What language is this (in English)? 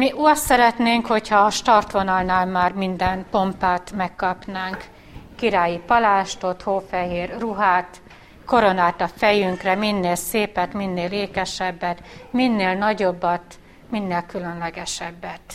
Hungarian